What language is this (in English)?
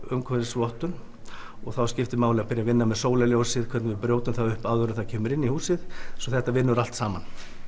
Icelandic